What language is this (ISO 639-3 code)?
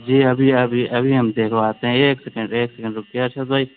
urd